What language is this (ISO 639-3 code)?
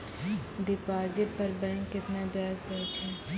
mai